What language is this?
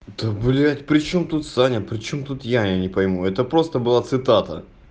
Russian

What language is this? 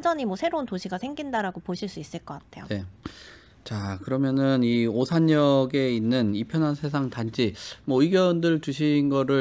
Korean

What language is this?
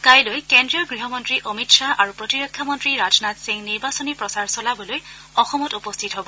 Assamese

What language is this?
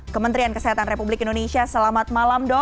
Indonesian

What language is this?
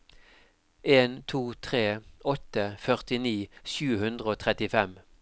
Norwegian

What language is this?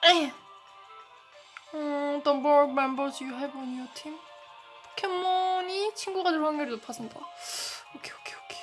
Korean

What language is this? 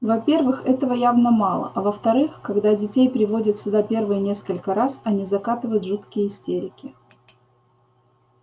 Russian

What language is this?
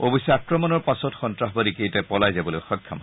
Assamese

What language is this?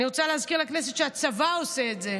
Hebrew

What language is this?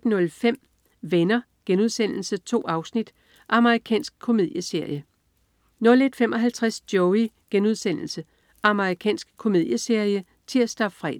Danish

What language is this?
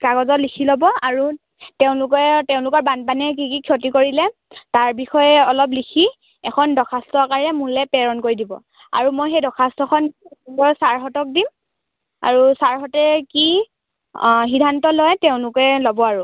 Assamese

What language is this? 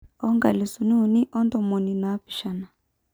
Masai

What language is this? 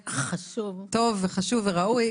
Hebrew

